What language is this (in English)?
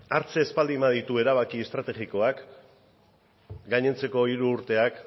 Basque